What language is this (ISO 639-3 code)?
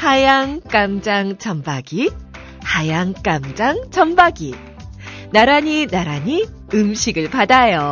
kor